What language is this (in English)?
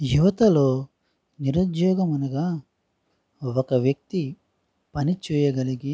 Telugu